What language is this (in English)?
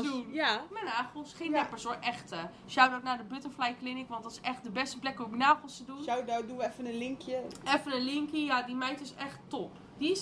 Dutch